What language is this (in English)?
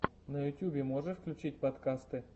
Russian